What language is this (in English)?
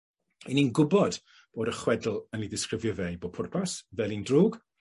Welsh